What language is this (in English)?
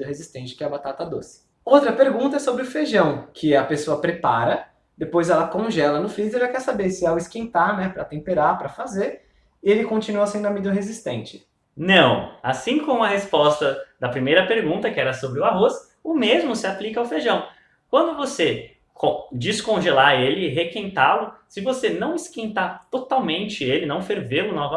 Portuguese